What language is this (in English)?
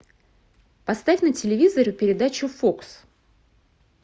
Russian